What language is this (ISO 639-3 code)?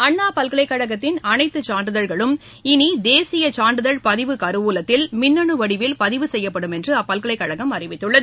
tam